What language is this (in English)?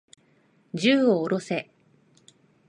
Japanese